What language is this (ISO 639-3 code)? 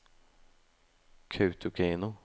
nor